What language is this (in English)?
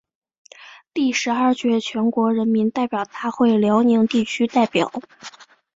Chinese